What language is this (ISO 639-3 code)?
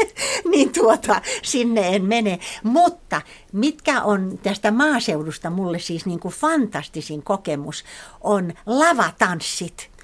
fin